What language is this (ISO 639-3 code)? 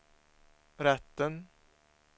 swe